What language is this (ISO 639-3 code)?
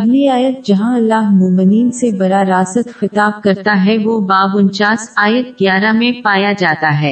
urd